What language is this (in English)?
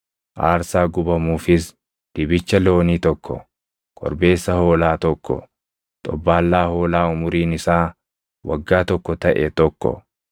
Oromo